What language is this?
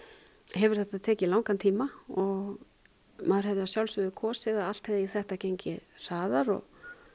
Icelandic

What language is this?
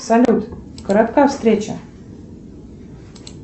Russian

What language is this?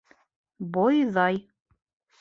Bashkir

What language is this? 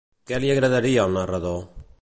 Catalan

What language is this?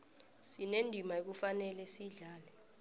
South Ndebele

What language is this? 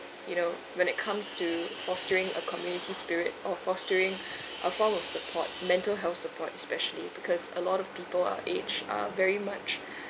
English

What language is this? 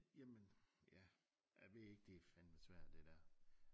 Danish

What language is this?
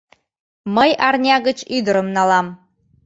Mari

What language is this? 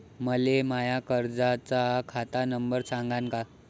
Marathi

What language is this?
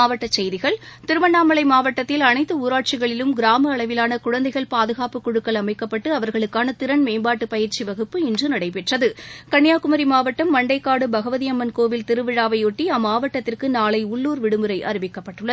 Tamil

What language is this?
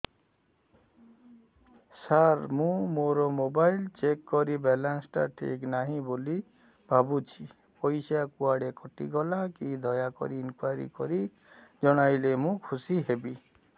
Odia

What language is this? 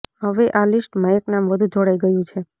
Gujarati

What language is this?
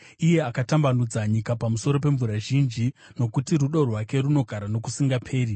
Shona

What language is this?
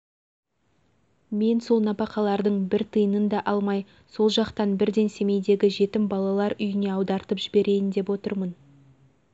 Kazakh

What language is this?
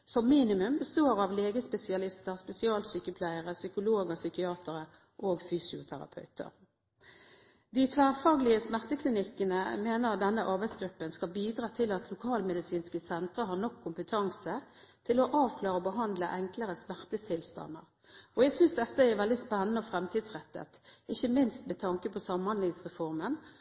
Norwegian Bokmål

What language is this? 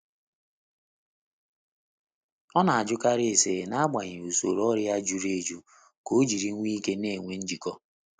Igbo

